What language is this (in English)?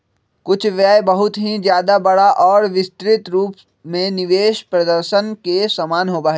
Magahi